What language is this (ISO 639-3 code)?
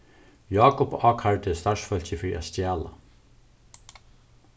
fao